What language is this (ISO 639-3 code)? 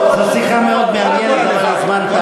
heb